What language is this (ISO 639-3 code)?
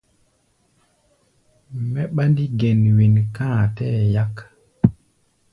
gba